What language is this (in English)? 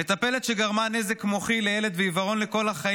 Hebrew